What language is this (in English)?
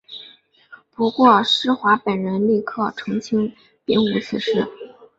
Chinese